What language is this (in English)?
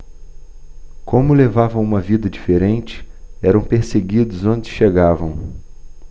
Portuguese